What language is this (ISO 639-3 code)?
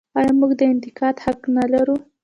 pus